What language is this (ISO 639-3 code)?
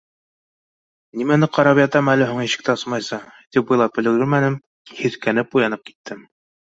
bak